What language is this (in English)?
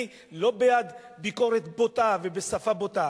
Hebrew